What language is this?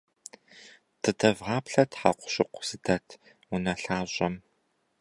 Kabardian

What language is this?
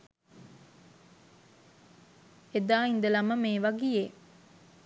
Sinhala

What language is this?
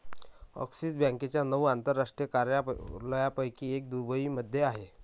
Marathi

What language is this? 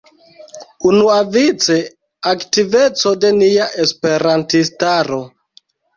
Esperanto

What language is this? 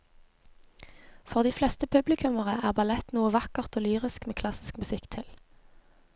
Norwegian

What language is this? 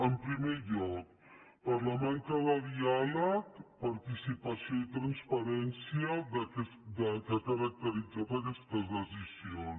Catalan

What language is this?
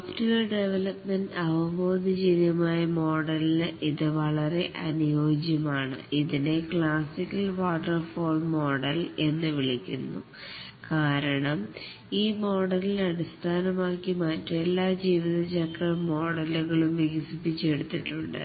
Malayalam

